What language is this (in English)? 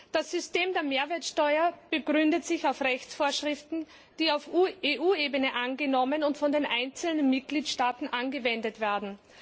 German